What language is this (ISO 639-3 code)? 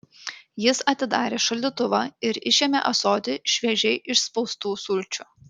lit